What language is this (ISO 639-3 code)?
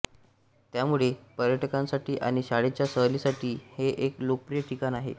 mar